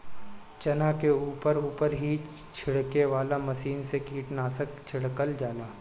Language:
Bhojpuri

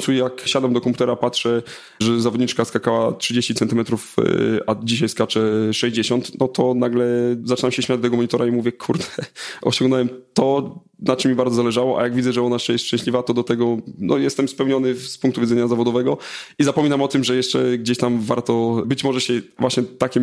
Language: Polish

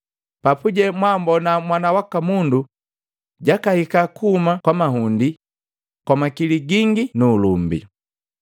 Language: Matengo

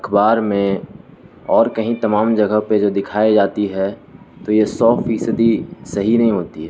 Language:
Urdu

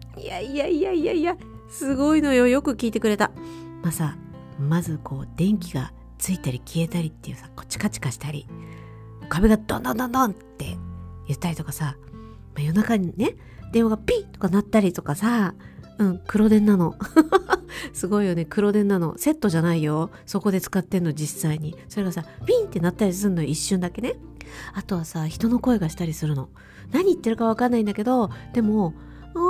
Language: Japanese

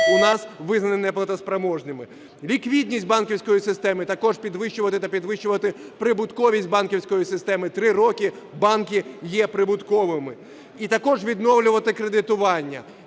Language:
Ukrainian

